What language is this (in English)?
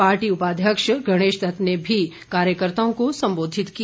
Hindi